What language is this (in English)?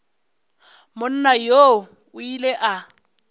Northern Sotho